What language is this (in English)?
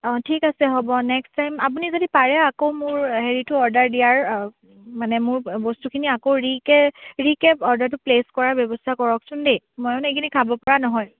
Assamese